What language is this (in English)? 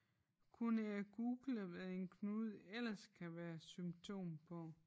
Danish